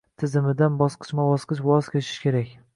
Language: Uzbek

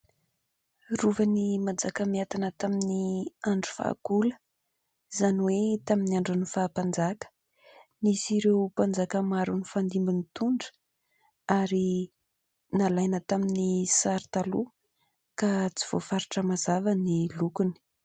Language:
Malagasy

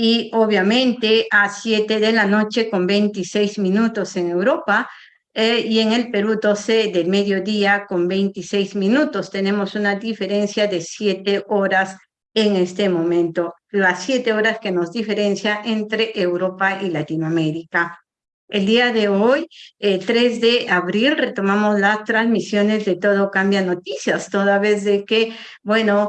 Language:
Spanish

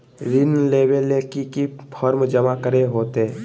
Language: Magahi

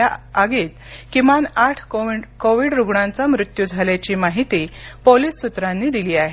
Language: Marathi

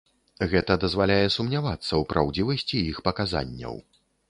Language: Belarusian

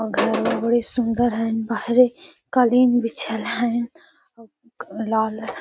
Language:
Magahi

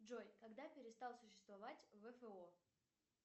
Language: Russian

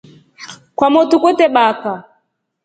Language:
Rombo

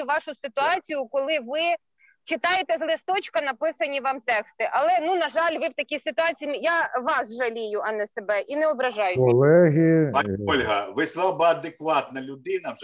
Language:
Ukrainian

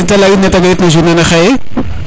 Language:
Serer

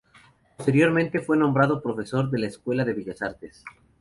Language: Spanish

